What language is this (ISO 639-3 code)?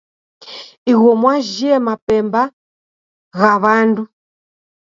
dav